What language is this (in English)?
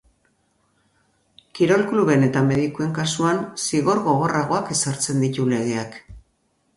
Basque